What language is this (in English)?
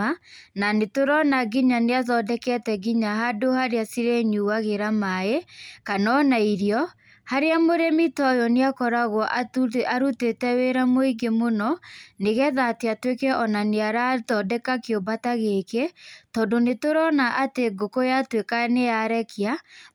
Kikuyu